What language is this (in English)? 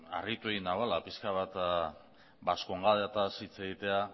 Basque